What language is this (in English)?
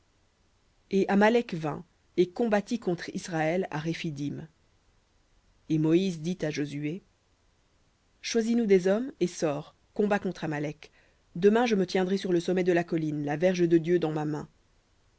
French